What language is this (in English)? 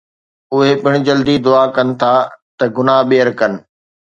Sindhi